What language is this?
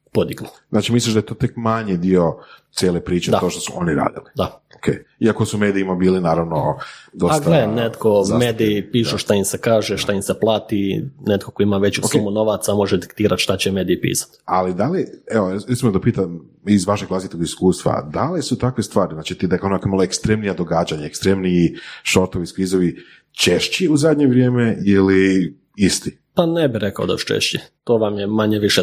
Croatian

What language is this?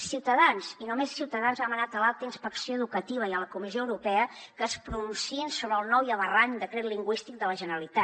Catalan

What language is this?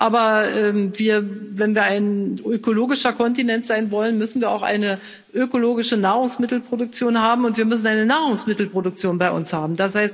German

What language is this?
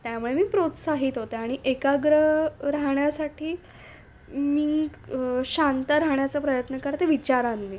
Marathi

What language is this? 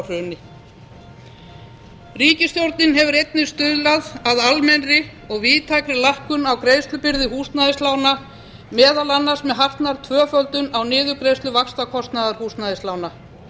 Icelandic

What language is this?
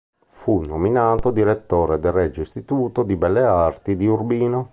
Italian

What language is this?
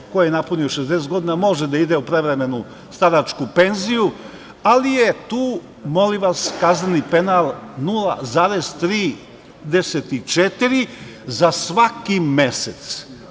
Serbian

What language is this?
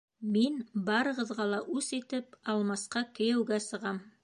Bashkir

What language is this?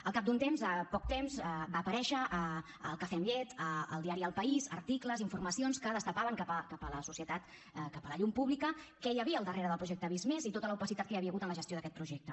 Catalan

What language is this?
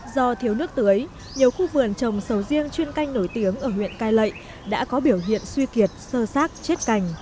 Vietnamese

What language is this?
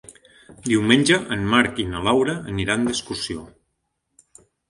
Catalan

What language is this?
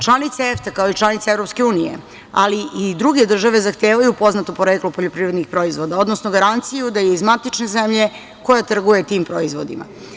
Serbian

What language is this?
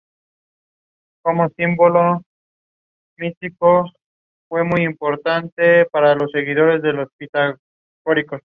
Spanish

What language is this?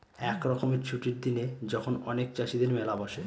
Bangla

